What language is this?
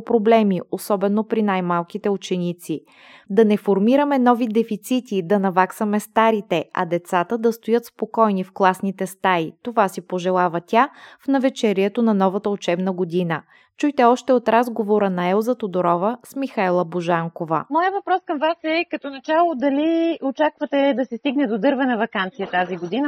Bulgarian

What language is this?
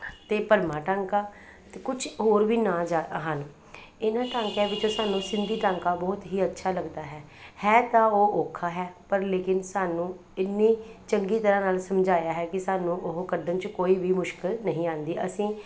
Punjabi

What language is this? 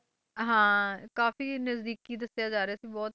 Punjabi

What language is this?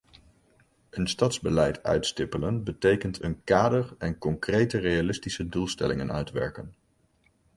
Dutch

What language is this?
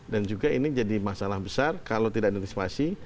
Indonesian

